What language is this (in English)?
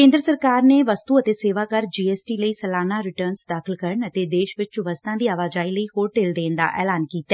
Punjabi